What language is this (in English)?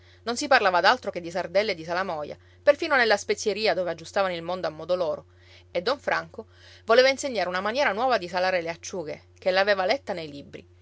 Italian